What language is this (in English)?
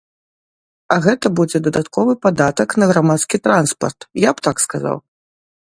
Belarusian